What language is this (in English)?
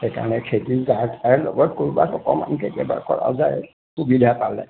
Assamese